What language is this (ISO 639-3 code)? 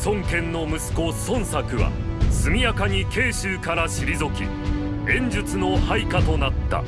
jpn